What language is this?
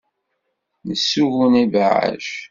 Kabyle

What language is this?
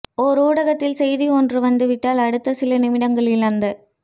Tamil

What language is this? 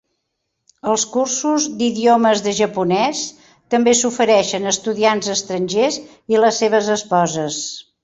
Catalan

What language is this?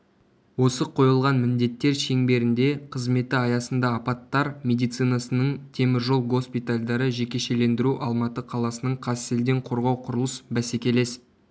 Kazakh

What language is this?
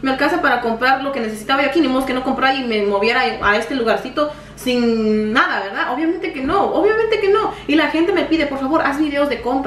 Spanish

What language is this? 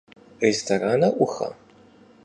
Kabardian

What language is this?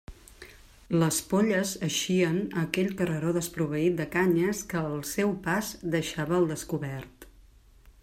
Catalan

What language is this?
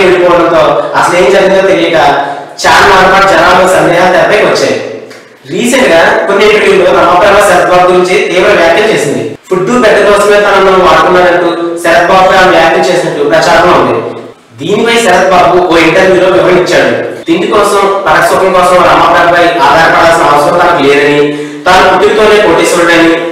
Indonesian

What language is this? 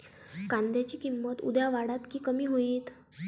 Marathi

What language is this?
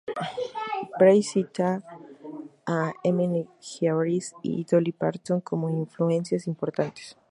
Spanish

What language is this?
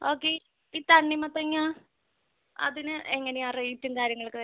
Malayalam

